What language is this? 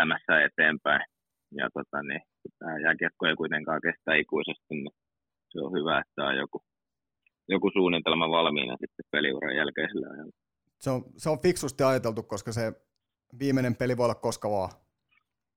Finnish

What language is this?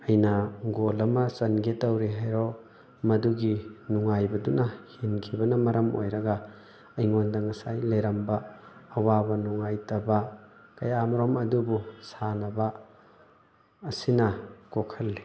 Manipuri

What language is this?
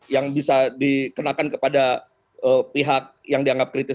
Indonesian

